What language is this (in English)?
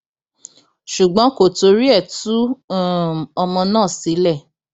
Yoruba